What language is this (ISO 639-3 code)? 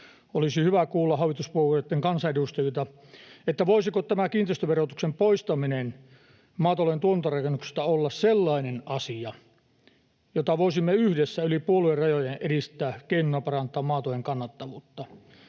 fin